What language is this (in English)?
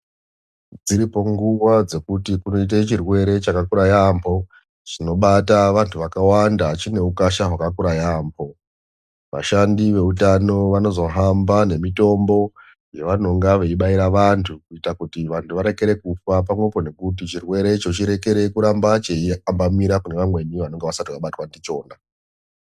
Ndau